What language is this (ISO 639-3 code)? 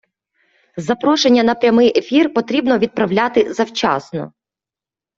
ukr